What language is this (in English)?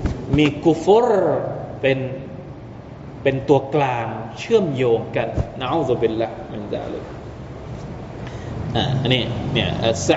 Thai